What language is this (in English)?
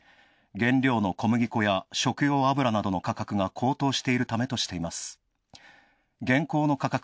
Japanese